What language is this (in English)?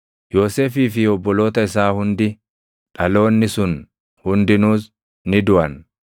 Oromo